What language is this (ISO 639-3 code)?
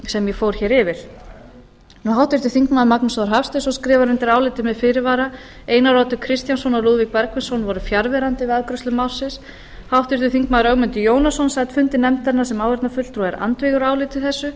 isl